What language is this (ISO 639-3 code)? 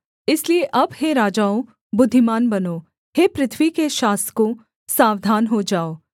hin